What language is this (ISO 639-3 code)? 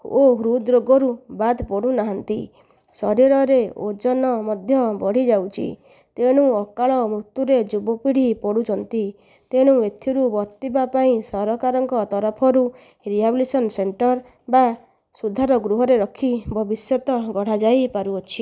ori